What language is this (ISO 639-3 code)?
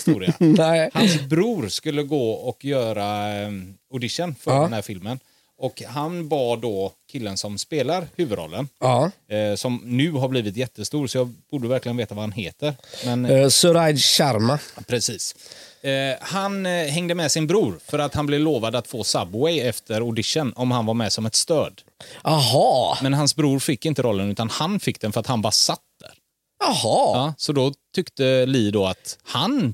swe